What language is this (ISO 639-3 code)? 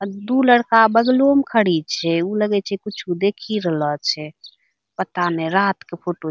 anp